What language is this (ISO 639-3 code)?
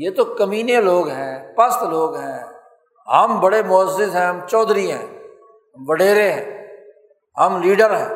urd